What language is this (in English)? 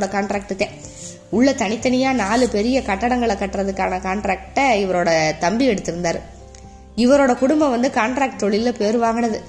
Tamil